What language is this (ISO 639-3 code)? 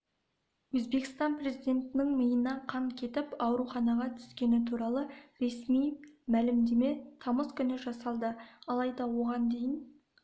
kaz